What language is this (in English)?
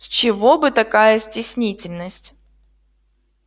Russian